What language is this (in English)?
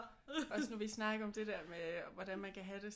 Danish